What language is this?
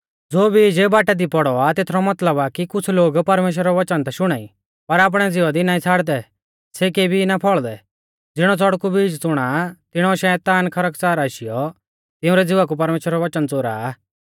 Mahasu Pahari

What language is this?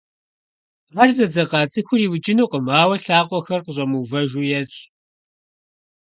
Kabardian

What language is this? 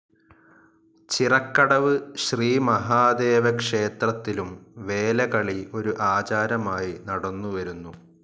Malayalam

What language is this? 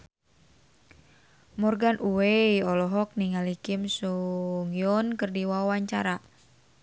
Sundanese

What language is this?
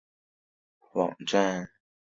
Chinese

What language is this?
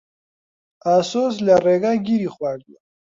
Central Kurdish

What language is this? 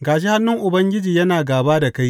Hausa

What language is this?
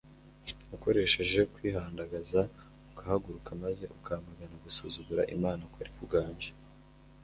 Kinyarwanda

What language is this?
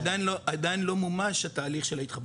Hebrew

